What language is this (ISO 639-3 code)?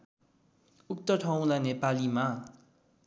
nep